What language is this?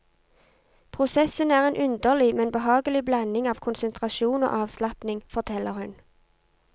Norwegian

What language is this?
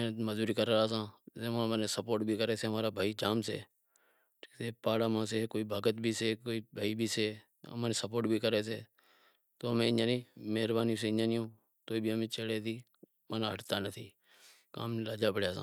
Wadiyara Koli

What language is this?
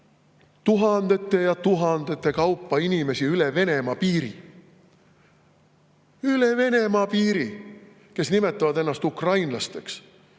Estonian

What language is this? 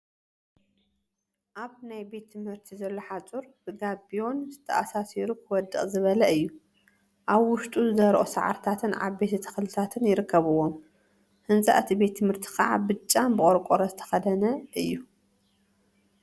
Tigrinya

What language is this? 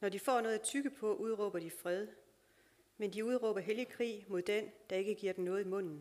Danish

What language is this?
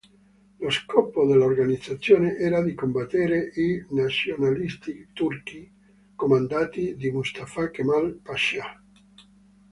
Italian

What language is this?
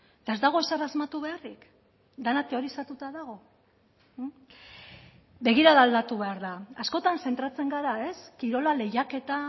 Basque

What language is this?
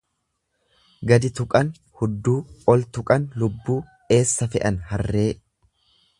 Oromo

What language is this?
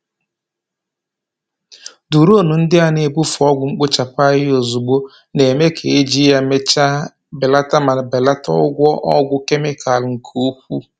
Igbo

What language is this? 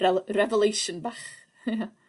Welsh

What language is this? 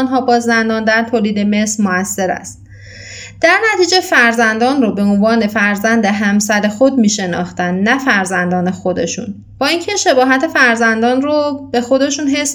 Persian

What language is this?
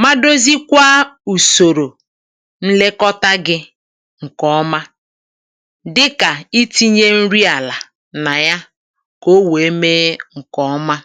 Igbo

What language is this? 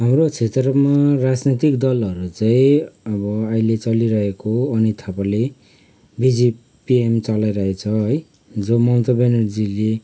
Nepali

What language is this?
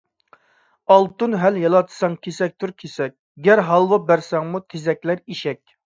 Uyghur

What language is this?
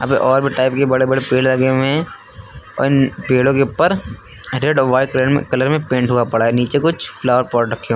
Hindi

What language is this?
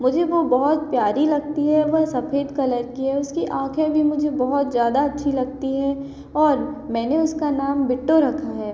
Hindi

